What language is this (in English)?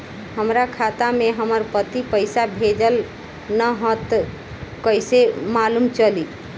Bhojpuri